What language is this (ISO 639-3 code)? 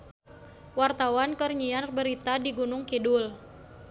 sun